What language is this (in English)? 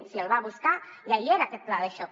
Catalan